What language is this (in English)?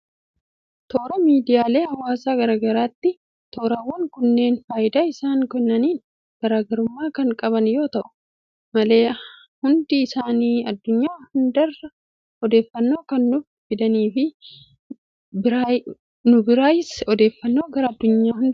Oromo